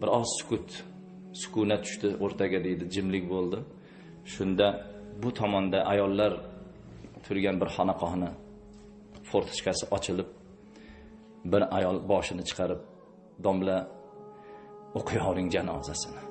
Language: Uzbek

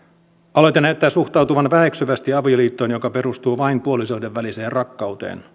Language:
Finnish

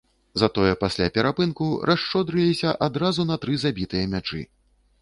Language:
Belarusian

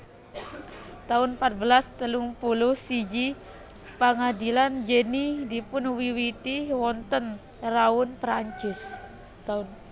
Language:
Javanese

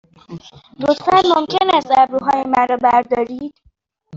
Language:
Persian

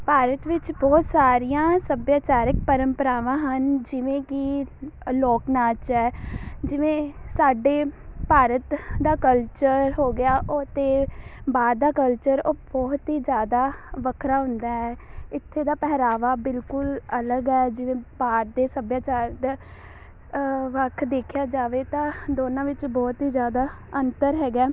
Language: Punjabi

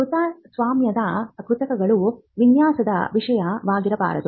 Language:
Kannada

